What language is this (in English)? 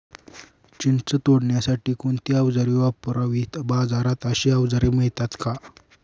Marathi